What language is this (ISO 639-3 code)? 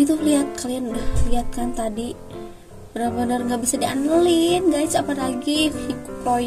ind